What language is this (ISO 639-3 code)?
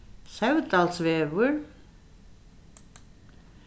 fao